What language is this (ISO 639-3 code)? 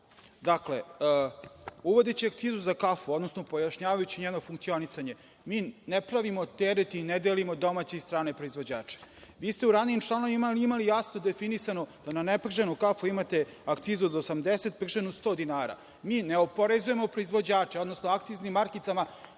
srp